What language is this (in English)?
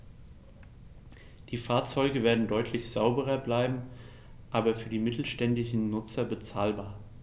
German